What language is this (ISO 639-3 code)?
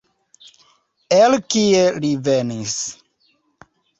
epo